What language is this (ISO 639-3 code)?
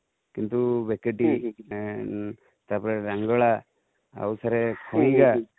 ori